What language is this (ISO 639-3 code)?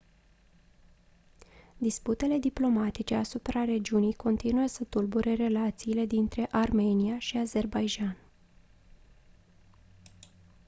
ron